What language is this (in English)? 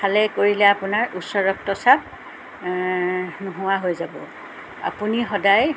Assamese